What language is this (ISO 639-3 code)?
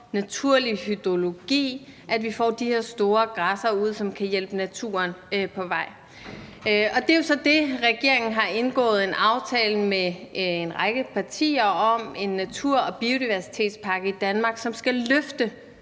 dan